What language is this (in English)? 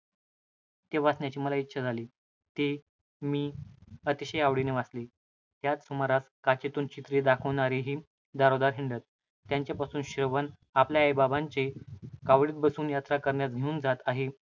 Marathi